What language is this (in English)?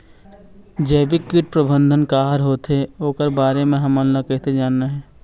Chhattisgarhi